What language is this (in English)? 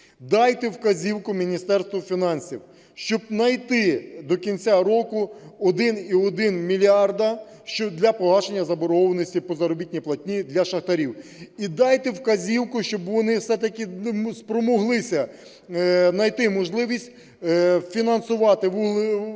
Ukrainian